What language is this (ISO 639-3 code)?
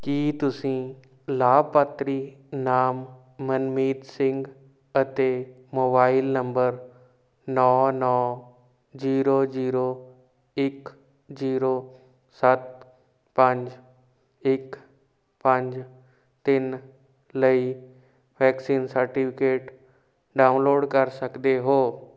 pan